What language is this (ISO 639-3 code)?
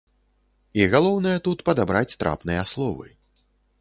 bel